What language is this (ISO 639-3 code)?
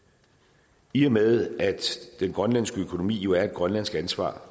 dan